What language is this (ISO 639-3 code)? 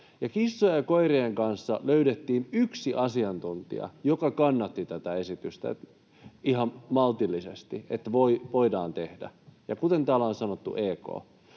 fin